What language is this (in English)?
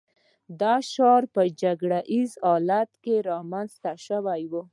Pashto